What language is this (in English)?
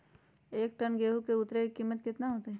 Magahi